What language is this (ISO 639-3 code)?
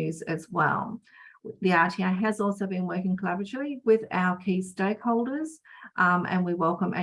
eng